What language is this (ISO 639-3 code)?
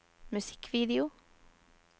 nor